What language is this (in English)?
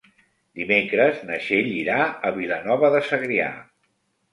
Catalan